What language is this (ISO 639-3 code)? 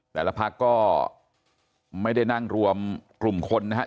tha